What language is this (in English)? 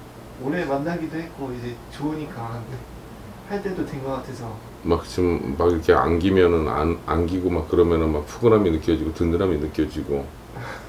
Korean